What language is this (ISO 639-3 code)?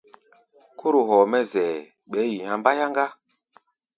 gba